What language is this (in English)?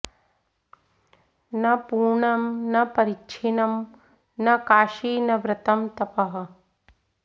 Sanskrit